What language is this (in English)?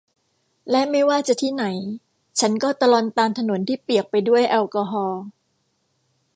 Thai